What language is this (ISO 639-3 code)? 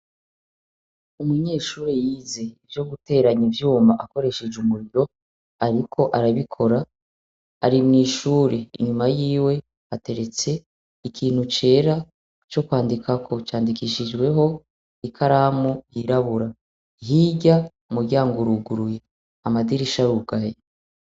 run